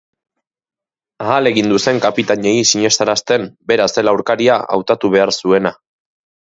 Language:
Basque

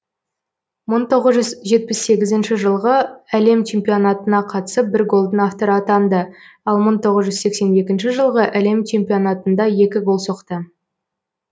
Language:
Kazakh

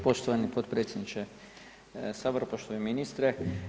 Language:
Croatian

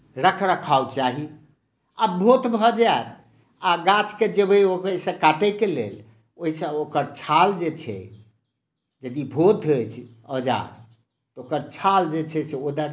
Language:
Maithili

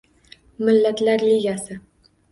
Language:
Uzbek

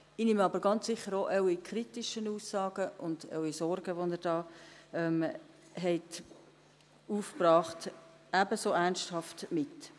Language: Swiss German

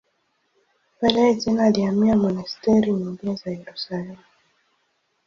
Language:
Swahili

